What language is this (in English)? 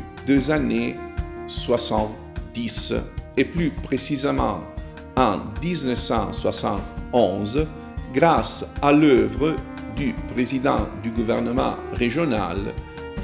French